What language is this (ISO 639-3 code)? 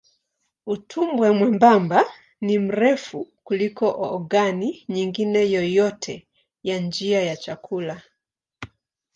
swa